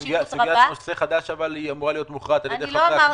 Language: Hebrew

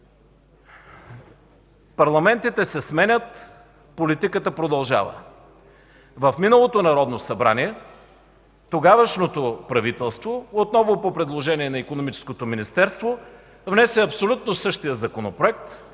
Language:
Bulgarian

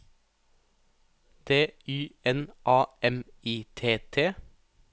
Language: Norwegian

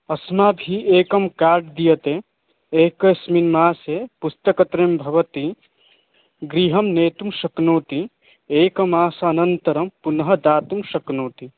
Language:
Sanskrit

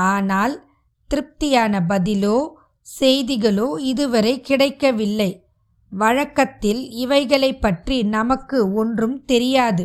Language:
Tamil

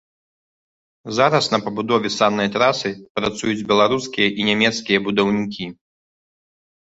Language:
Belarusian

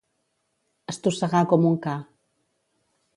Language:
Catalan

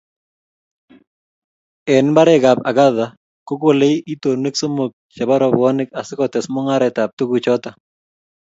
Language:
Kalenjin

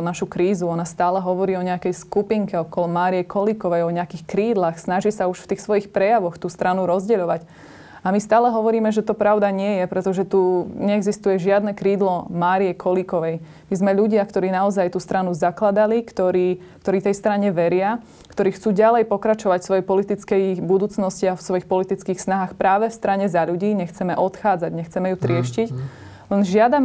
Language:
Slovak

